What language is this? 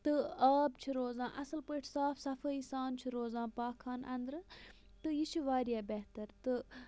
Kashmiri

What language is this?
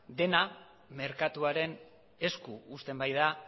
Basque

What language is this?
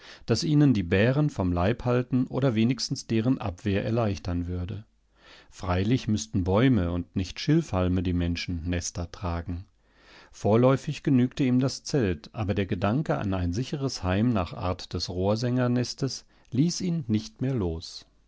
German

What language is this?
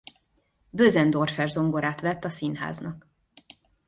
Hungarian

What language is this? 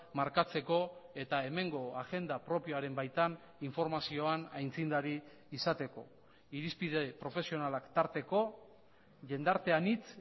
Basque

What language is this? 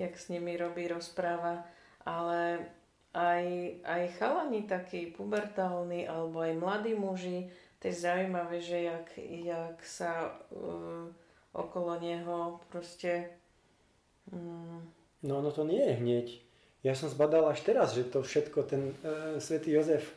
Slovak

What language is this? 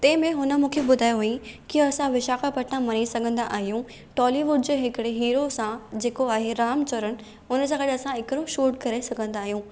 Sindhi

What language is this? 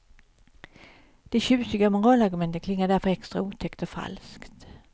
Swedish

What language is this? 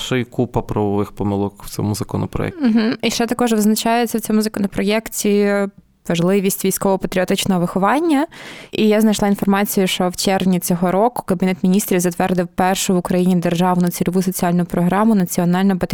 Ukrainian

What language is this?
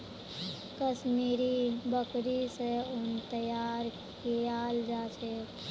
Magahi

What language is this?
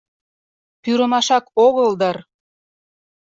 Mari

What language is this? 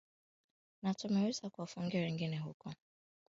Swahili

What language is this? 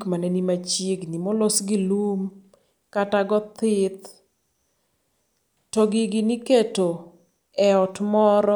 Luo (Kenya and Tanzania)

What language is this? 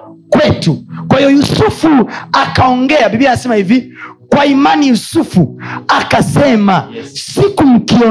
Swahili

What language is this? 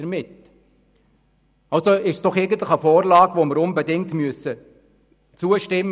Swiss German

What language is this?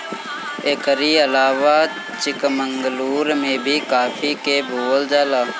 Bhojpuri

